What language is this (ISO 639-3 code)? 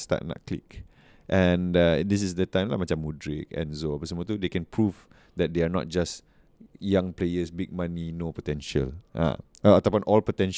msa